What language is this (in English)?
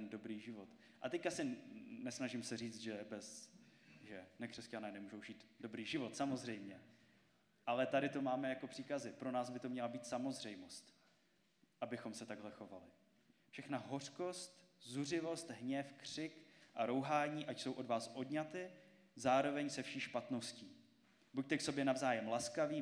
Czech